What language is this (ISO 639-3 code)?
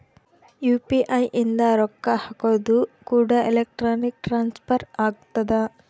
kan